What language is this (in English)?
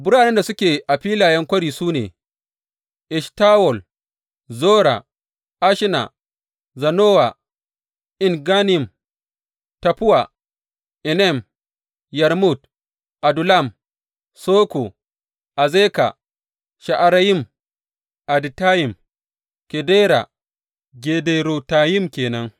Hausa